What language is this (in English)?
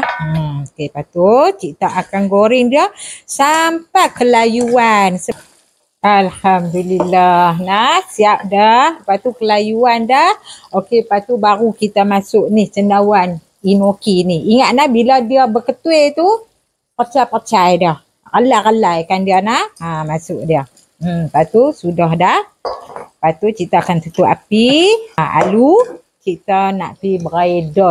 Malay